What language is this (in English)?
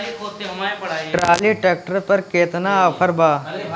Bhojpuri